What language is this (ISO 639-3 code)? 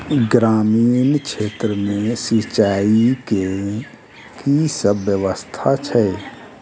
mai